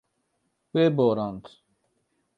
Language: Kurdish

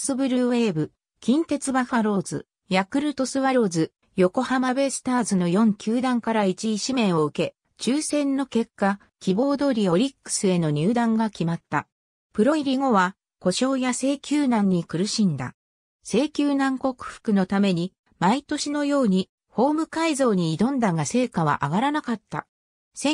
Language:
Japanese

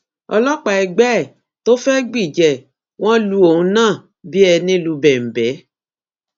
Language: Yoruba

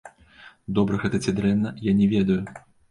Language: Belarusian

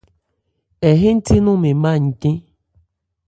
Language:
Ebrié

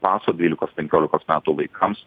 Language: Lithuanian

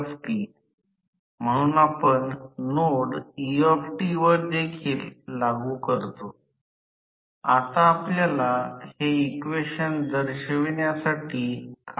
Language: Marathi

